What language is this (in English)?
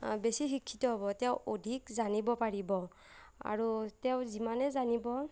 Assamese